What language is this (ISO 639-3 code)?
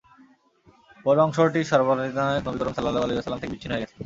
ben